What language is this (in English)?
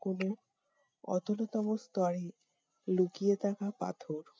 Bangla